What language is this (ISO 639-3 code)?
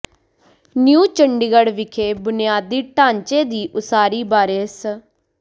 pan